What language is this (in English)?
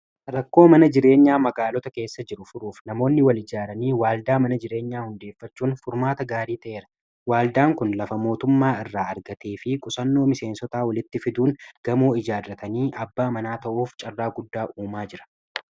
Oromo